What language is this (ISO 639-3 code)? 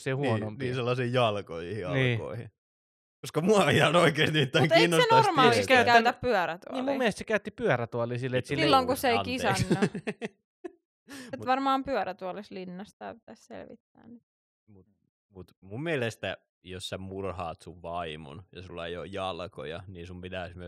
fin